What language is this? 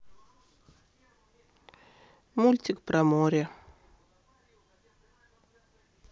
Russian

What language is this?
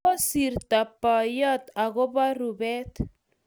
Kalenjin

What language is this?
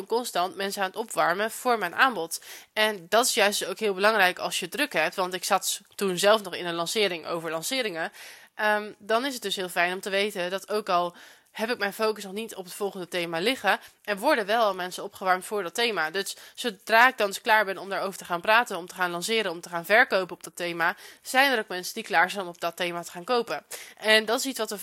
Dutch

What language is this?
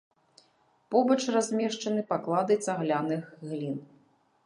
Belarusian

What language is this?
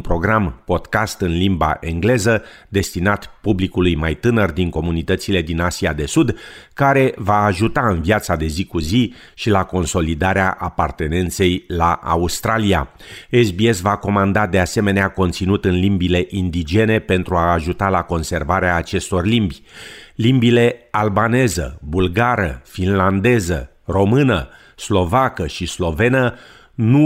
Romanian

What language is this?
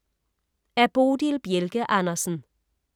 Danish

